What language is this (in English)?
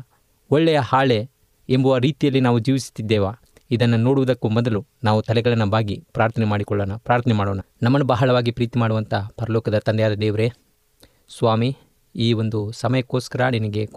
Kannada